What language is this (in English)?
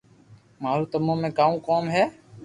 Loarki